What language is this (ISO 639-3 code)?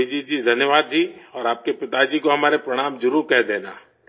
urd